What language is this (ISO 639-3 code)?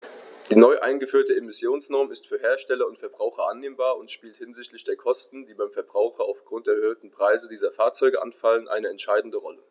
deu